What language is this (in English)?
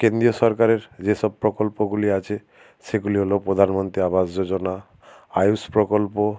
Bangla